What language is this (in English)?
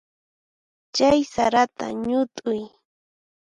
Puno Quechua